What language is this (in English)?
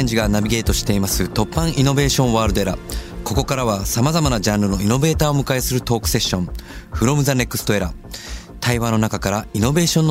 Japanese